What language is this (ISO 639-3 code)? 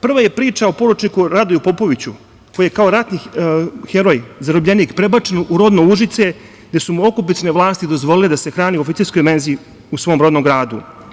srp